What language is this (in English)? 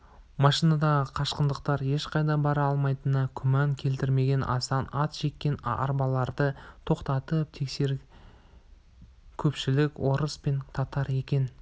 Kazakh